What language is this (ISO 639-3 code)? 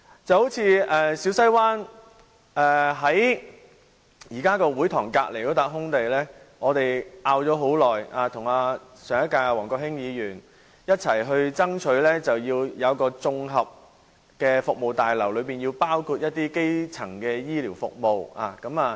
yue